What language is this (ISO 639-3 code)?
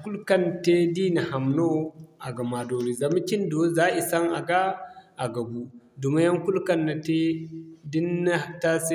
dje